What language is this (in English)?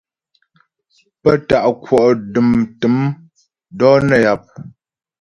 Ghomala